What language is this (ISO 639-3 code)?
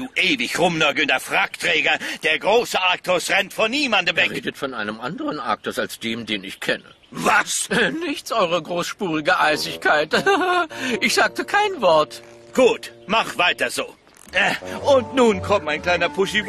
deu